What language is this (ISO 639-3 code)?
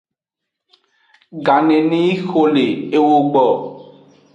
ajg